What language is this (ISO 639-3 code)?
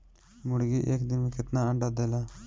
bho